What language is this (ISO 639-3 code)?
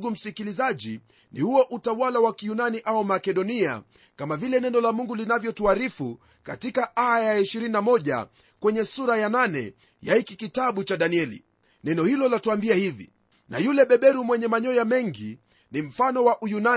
swa